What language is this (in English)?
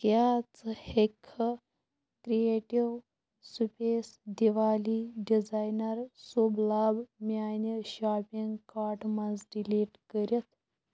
Kashmiri